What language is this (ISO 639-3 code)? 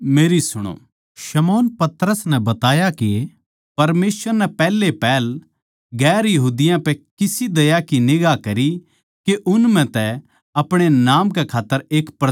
bgc